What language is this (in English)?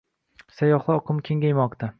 Uzbek